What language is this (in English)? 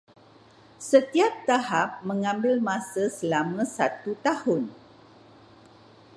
Malay